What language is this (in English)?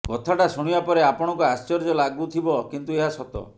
Odia